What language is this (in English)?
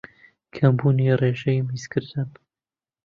Central Kurdish